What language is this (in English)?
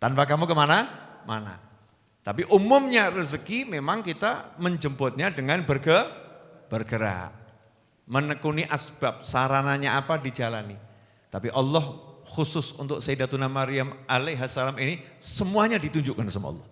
Indonesian